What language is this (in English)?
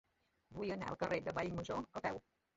Catalan